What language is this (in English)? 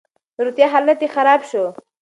Pashto